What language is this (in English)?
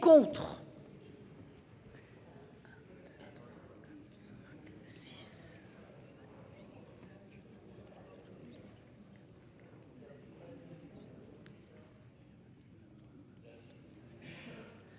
French